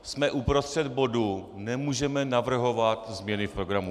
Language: Czech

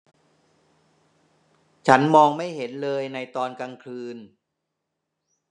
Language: Thai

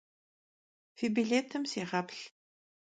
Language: Kabardian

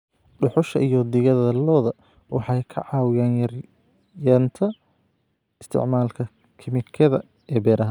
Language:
Somali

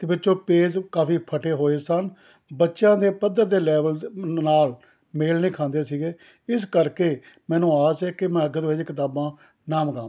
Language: Punjabi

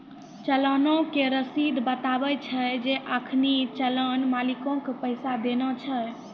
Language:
Maithili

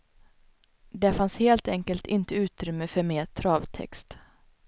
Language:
Swedish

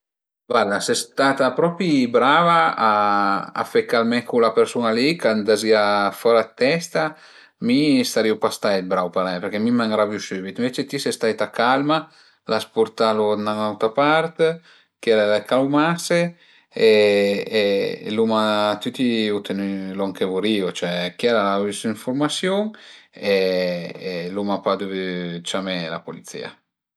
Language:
Piedmontese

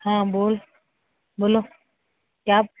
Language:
Dogri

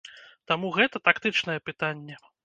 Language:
Belarusian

